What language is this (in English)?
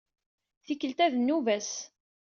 Kabyle